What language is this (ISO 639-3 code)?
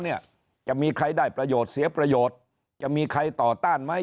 tha